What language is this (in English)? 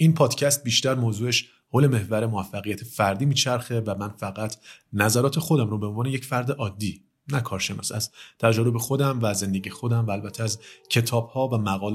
Persian